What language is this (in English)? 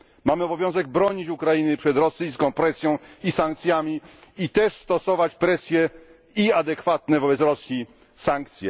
Polish